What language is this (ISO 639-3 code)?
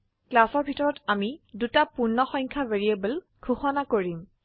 asm